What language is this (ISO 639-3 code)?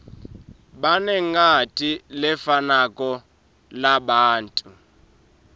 ssw